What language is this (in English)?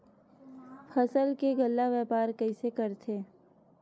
Chhattisgarhi